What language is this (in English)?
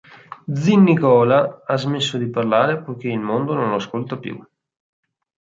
Italian